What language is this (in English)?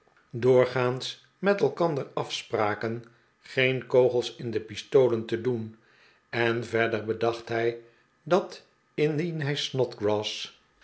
Dutch